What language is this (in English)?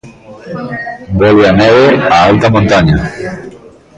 Galician